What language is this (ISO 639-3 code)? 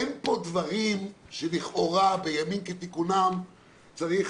heb